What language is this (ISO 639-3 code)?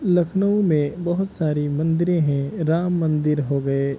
urd